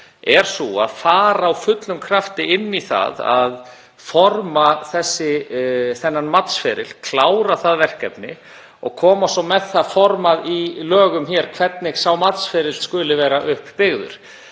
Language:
Icelandic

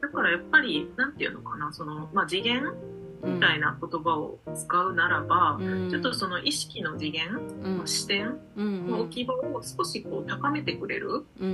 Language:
Japanese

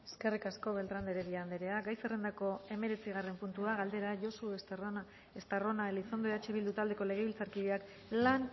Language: Basque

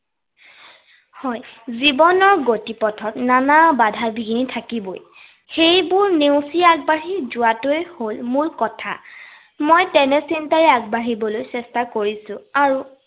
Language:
Assamese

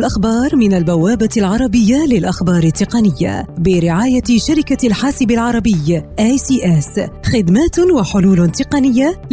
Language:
Arabic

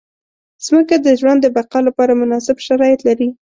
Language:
Pashto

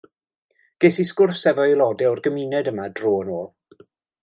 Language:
Welsh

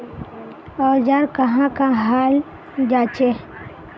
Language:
Magahi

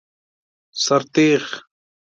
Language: Persian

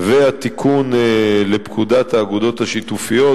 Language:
Hebrew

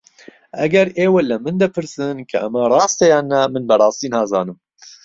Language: Central Kurdish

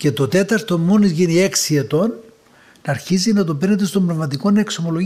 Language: Greek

